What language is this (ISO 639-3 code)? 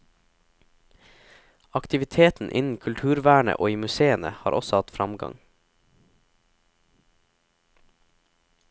nor